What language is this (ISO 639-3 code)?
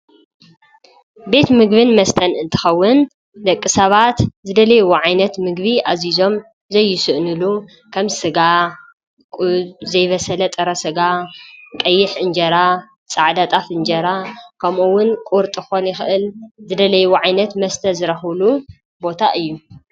tir